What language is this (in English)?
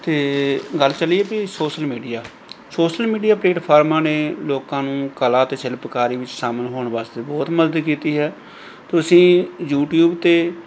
Punjabi